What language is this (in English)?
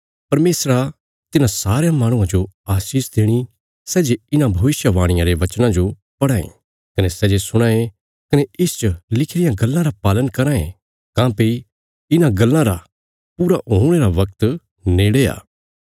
Bilaspuri